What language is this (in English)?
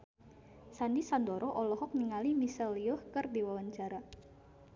Sundanese